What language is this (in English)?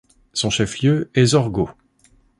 French